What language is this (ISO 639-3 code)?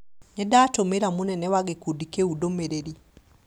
kik